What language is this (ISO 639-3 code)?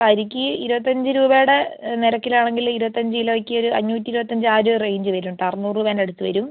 mal